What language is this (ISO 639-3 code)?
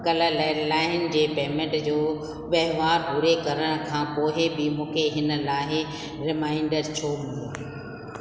snd